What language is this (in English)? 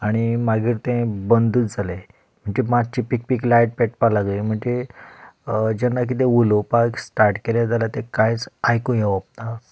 Konkani